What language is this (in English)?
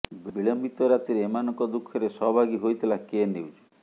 Odia